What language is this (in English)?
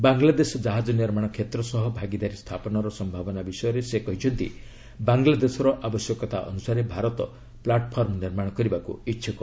Odia